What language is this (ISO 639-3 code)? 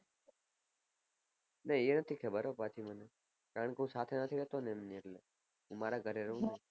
guj